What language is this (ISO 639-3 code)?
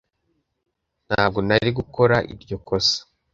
kin